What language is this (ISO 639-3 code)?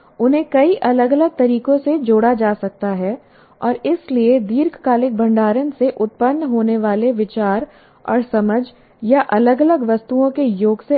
hin